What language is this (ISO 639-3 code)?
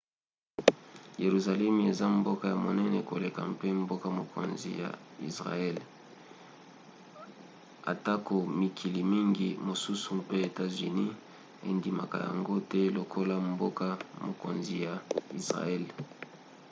lin